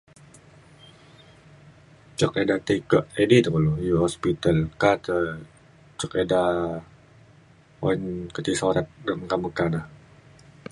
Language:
Mainstream Kenyah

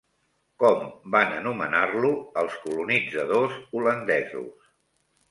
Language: Catalan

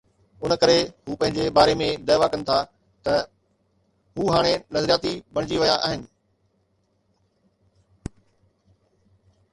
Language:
Sindhi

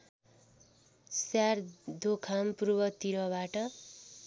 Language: Nepali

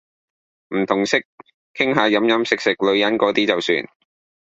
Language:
Cantonese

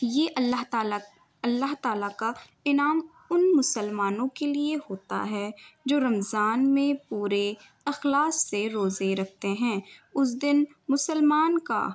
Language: Urdu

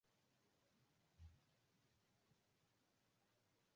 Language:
Swahili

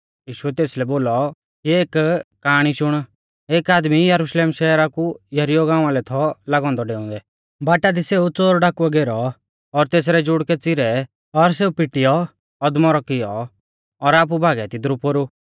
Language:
Mahasu Pahari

